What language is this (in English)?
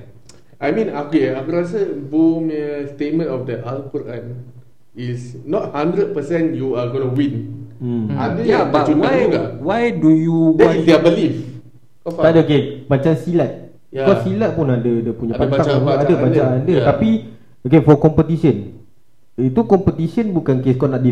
Malay